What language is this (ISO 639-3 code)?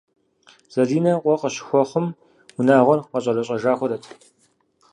kbd